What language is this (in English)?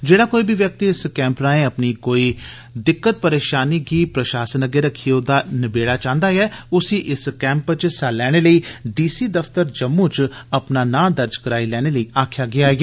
Dogri